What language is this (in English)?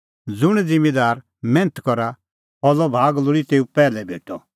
Kullu Pahari